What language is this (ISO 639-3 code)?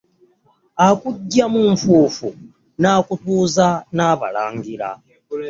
lug